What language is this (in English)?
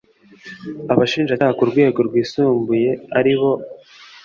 Kinyarwanda